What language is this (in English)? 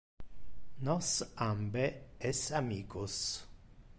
Interlingua